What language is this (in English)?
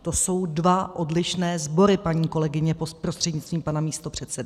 Czech